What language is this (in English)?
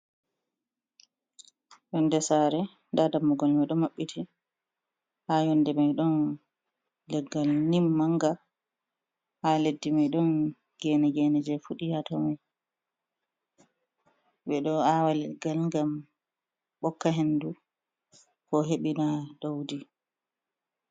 Fula